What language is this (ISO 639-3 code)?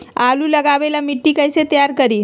mag